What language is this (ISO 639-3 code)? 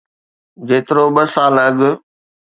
snd